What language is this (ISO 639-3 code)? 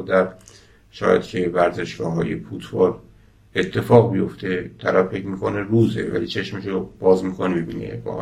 fas